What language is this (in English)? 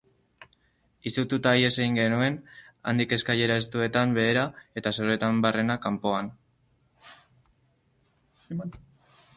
Basque